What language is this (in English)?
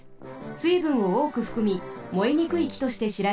Japanese